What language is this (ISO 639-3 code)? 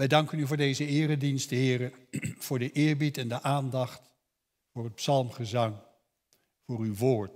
nld